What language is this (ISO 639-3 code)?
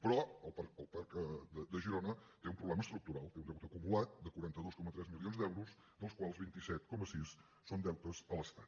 cat